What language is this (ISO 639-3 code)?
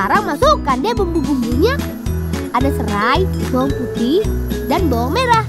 ind